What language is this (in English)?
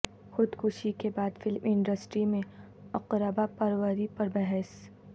Urdu